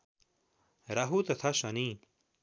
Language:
Nepali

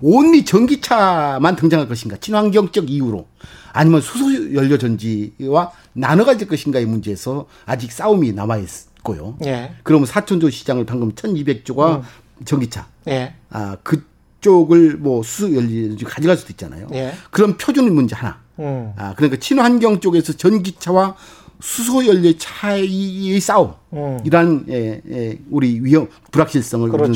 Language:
Korean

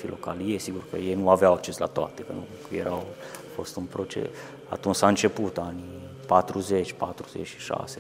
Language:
Romanian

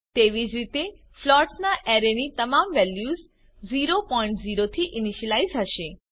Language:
Gujarati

